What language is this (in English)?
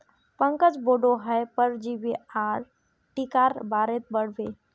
Magahi